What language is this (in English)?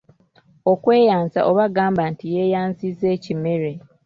Ganda